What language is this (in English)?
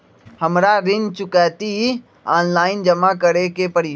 Magahi